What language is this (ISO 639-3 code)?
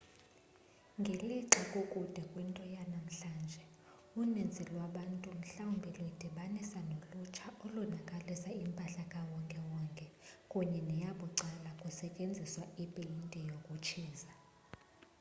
xho